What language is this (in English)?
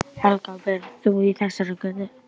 Icelandic